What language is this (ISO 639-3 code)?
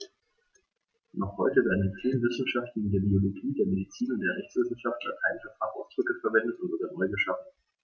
deu